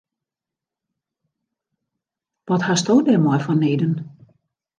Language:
Western Frisian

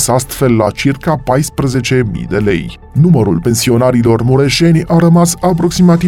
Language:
Romanian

